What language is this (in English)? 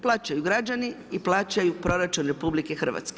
Croatian